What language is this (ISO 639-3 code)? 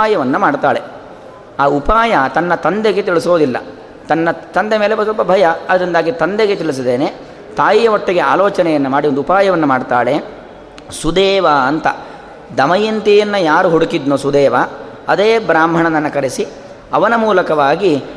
kan